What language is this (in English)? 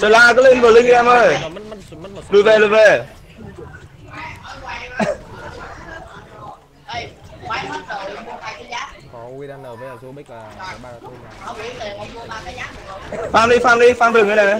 Vietnamese